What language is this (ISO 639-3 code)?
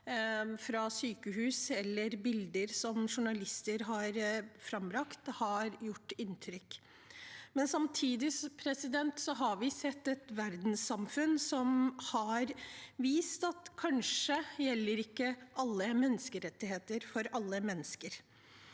nor